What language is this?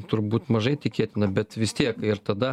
Lithuanian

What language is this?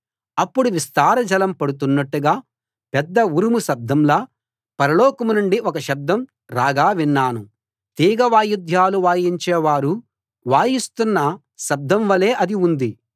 Telugu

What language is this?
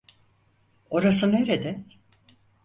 Turkish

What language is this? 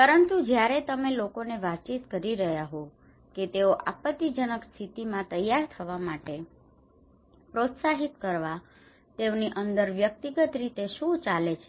Gujarati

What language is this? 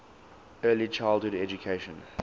English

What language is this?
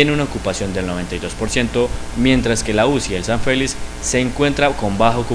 Spanish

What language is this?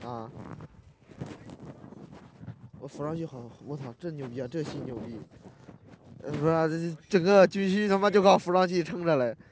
Chinese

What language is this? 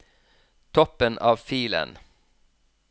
Norwegian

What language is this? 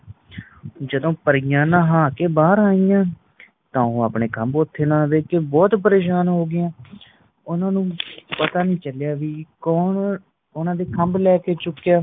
Punjabi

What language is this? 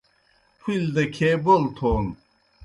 Kohistani Shina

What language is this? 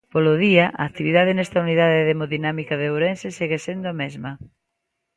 Galician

